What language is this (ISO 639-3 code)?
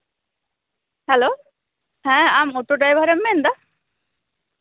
sat